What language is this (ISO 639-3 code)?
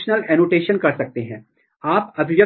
hin